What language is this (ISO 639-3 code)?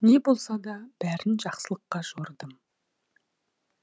kaz